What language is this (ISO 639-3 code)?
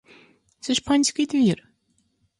ukr